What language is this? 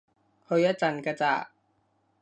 Cantonese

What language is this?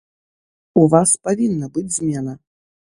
Belarusian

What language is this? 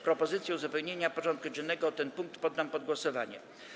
Polish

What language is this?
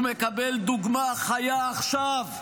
Hebrew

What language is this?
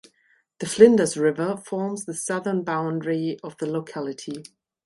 English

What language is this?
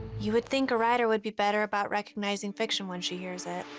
English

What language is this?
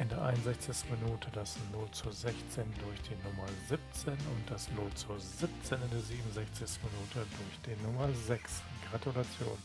German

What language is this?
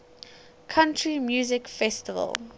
English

